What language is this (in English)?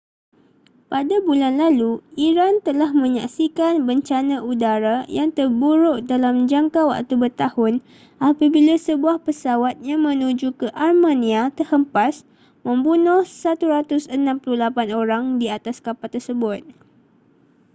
Malay